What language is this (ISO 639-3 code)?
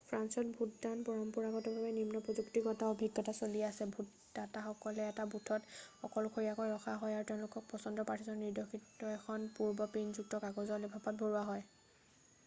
asm